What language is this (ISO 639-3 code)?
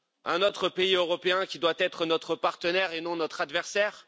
fra